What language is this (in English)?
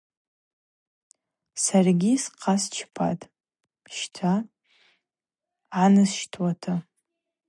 Abaza